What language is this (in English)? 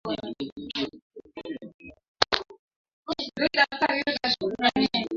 Swahili